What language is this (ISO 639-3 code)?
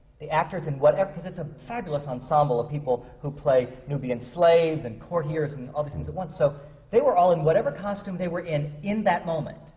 eng